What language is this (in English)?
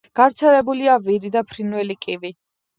Georgian